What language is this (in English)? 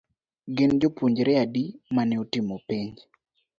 Luo (Kenya and Tanzania)